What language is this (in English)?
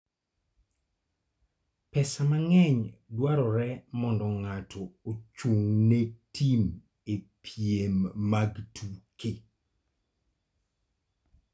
Luo (Kenya and Tanzania)